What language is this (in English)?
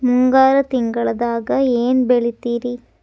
Kannada